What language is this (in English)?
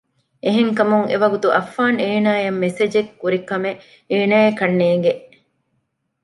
Divehi